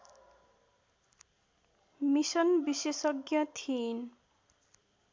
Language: Nepali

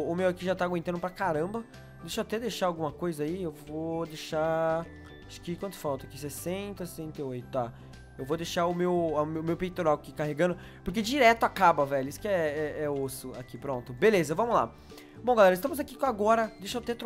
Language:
Portuguese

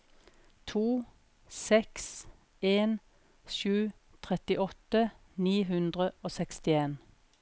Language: Norwegian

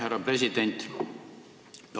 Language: Estonian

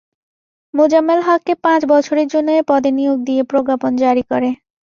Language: Bangla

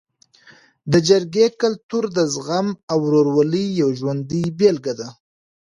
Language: Pashto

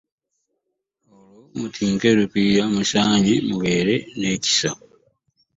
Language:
Ganda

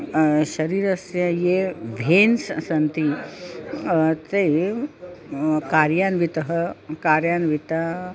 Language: Sanskrit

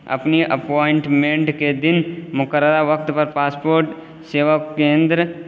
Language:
Urdu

